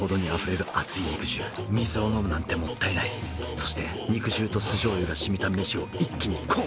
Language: Japanese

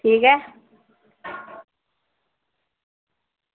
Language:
Dogri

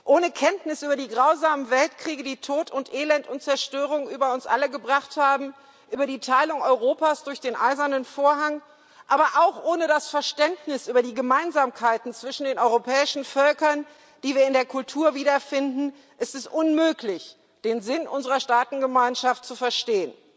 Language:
German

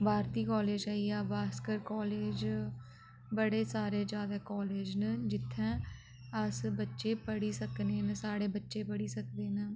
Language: Dogri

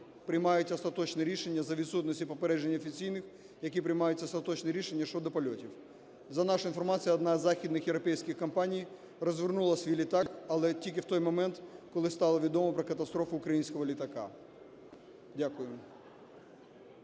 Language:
Ukrainian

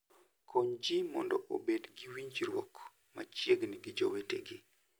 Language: Luo (Kenya and Tanzania)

